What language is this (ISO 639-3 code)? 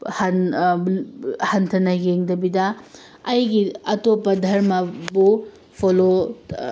mni